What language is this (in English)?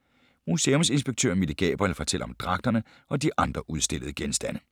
Danish